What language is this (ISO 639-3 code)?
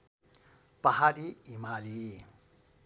nep